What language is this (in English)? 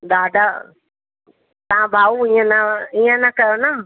Sindhi